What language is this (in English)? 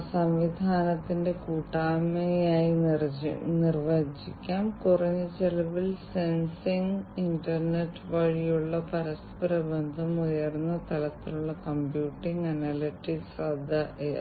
Malayalam